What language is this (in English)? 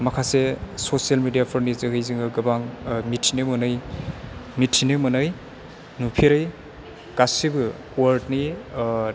Bodo